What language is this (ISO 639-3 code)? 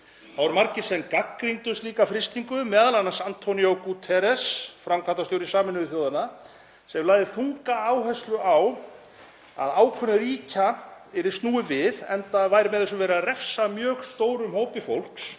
isl